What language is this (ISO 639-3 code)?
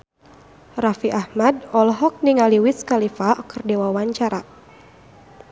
sun